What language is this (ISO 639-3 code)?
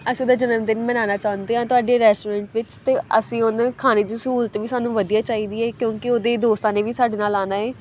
pan